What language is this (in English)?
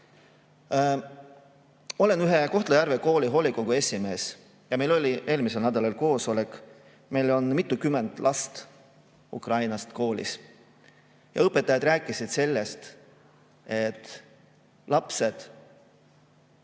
Estonian